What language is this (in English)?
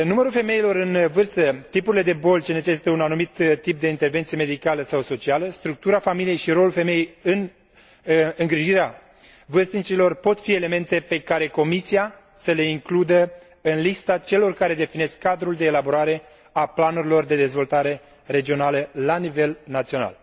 Romanian